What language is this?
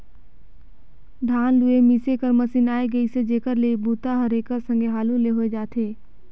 Chhattisgarhi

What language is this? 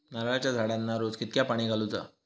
Marathi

